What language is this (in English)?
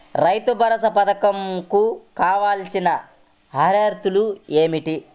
Telugu